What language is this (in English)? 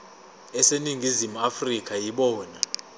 Zulu